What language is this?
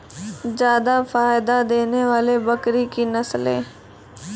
Maithili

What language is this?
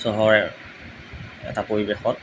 Assamese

